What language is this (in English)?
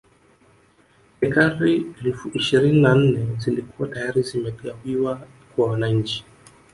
Swahili